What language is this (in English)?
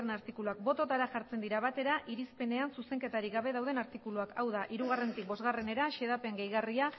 Basque